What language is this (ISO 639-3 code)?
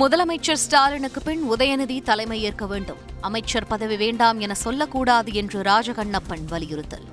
tam